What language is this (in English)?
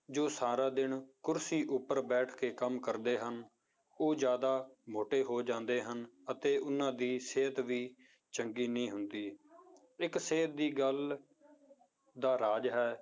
Punjabi